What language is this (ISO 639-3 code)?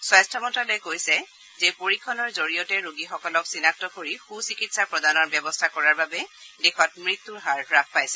asm